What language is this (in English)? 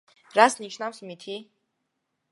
Georgian